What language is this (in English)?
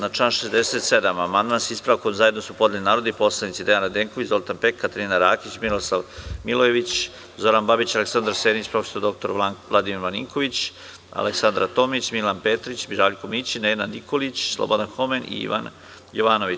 Serbian